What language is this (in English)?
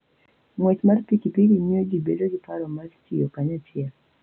Luo (Kenya and Tanzania)